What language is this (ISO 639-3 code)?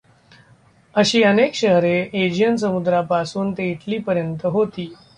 mar